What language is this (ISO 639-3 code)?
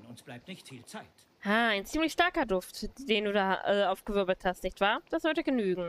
deu